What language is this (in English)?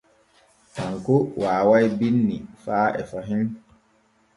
Borgu Fulfulde